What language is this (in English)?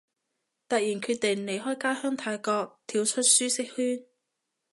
Cantonese